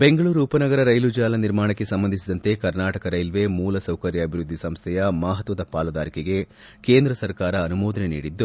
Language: Kannada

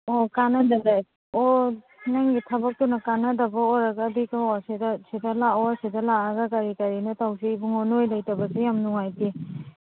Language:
Manipuri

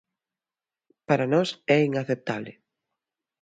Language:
Galician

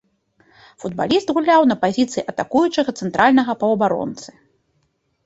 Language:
Belarusian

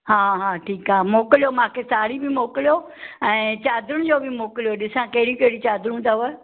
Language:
Sindhi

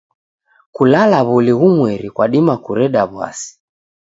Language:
Taita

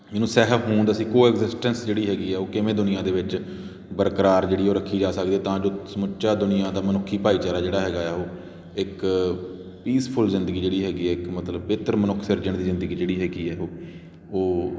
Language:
Punjabi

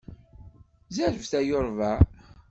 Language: Kabyle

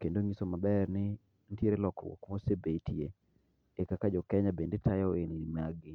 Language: Luo (Kenya and Tanzania)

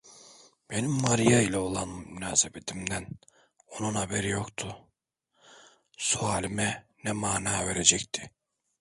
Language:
Turkish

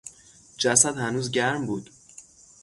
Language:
Persian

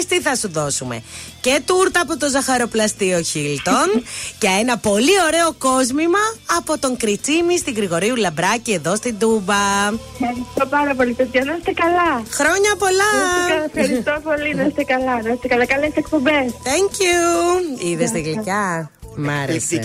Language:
Greek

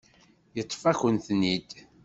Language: Kabyle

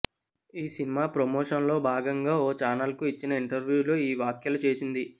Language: Telugu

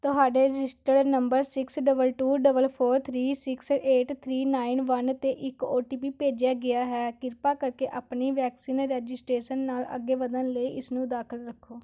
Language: Punjabi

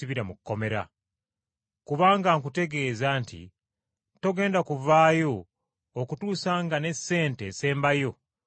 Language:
Ganda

